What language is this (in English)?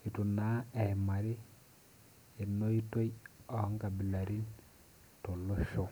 Masai